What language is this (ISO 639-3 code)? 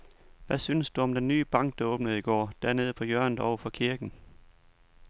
dan